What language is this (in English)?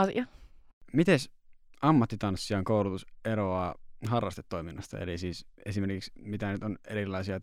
Finnish